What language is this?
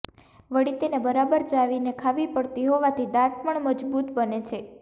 Gujarati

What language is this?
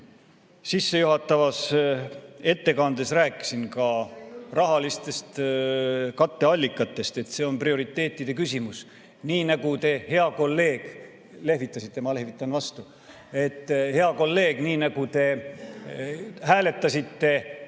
Estonian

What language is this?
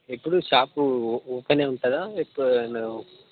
Telugu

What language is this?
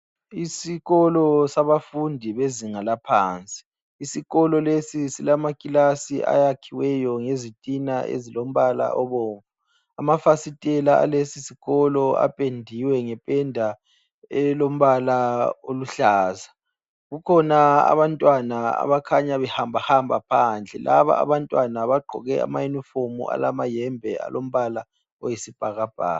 North Ndebele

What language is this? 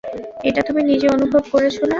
Bangla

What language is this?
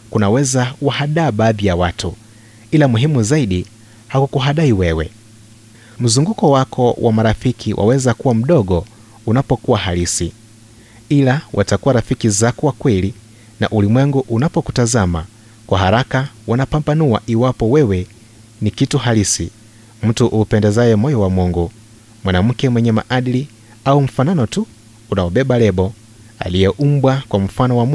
Swahili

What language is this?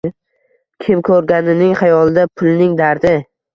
Uzbek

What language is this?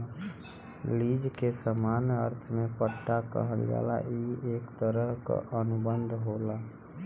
Bhojpuri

